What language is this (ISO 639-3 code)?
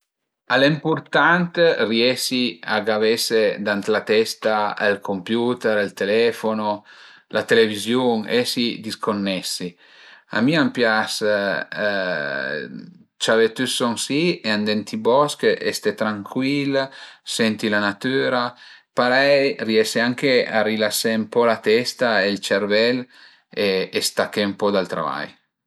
pms